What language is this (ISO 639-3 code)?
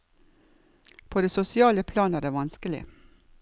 nor